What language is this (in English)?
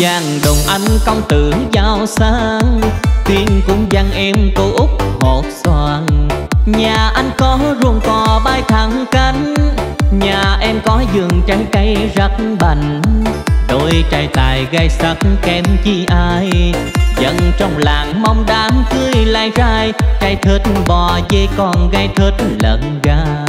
Vietnamese